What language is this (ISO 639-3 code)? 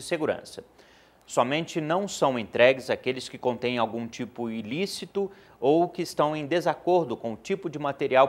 por